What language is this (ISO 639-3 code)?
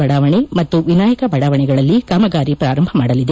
kan